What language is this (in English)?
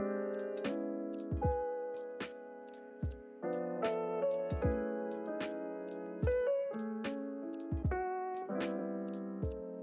Korean